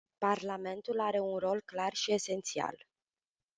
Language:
Romanian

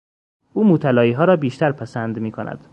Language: Persian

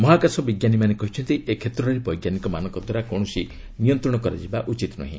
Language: Odia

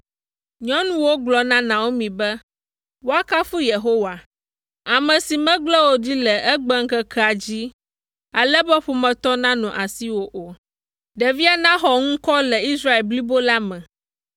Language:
Ewe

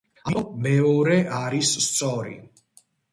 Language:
Georgian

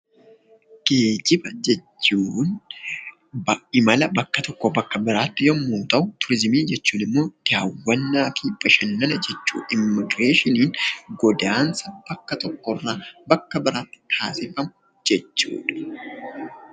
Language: Oromo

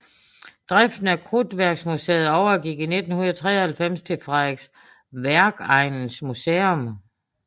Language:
Danish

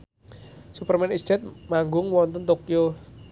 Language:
Javanese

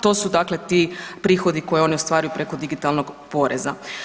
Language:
Croatian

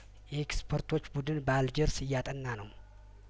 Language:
Amharic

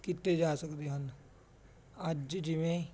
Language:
Punjabi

